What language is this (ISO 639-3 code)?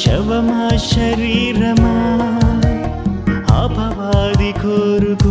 tel